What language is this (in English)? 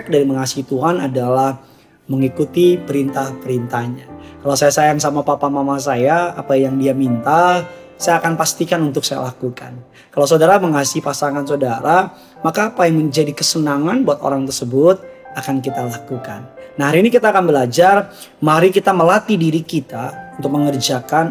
Indonesian